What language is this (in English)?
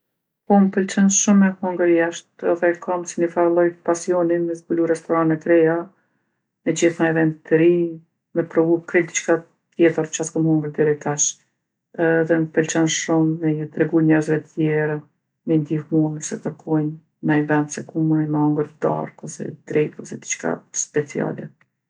Gheg Albanian